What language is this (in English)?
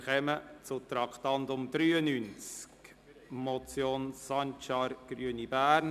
Swiss German